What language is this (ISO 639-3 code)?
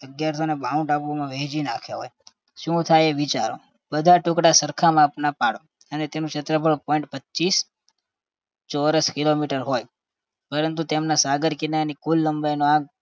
guj